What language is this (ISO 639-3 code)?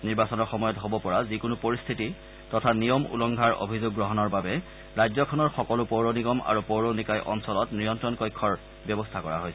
asm